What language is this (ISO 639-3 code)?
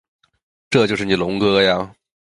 zho